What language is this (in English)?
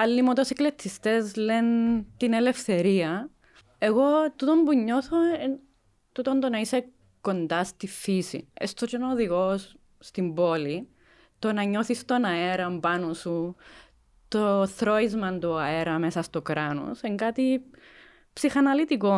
Greek